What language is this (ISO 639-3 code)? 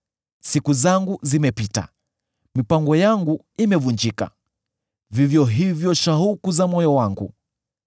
swa